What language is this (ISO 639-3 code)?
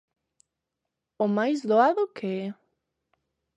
glg